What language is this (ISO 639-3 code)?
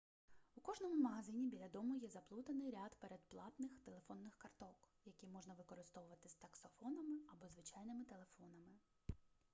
ukr